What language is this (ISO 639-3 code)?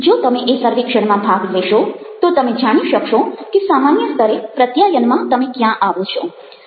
guj